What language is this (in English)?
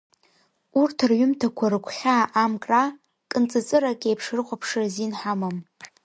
Abkhazian